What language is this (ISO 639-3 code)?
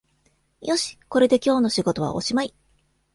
jpn